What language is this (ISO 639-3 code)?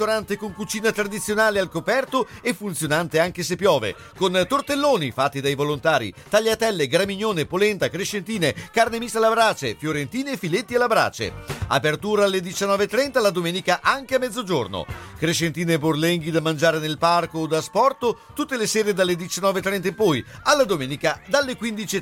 ita